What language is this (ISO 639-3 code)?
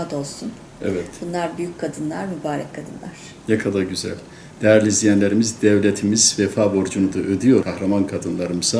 tur